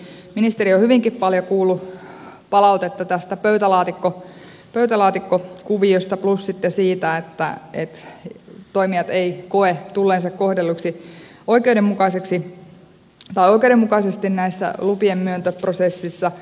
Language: Finnish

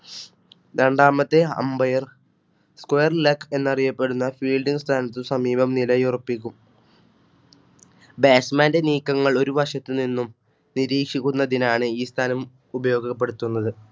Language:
Malayalam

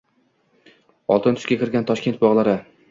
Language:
Uzbek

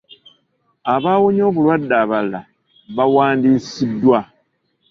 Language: Ganda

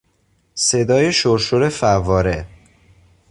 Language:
Persian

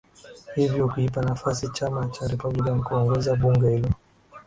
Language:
Swahili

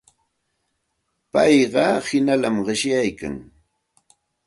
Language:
Santa Ana de Tusi Pasco Quechua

